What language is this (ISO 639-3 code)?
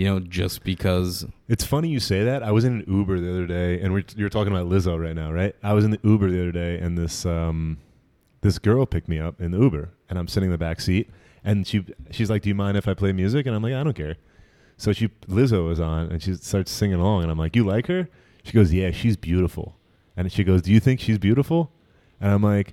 eng